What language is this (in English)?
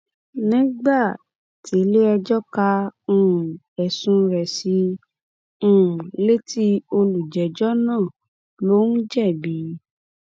Yoruba